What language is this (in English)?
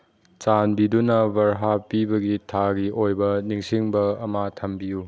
Manipuri